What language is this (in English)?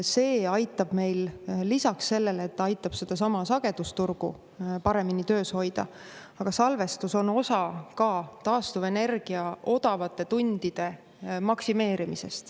Estonian